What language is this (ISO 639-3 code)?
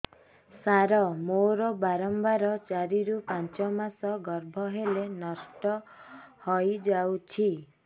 ori